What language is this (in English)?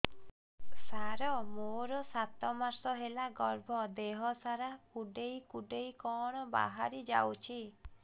Odia